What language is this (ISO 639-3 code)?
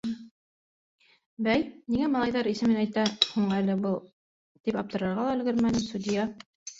bak